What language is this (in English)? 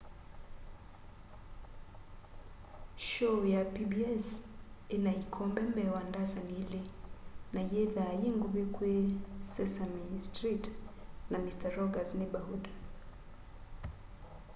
Kamba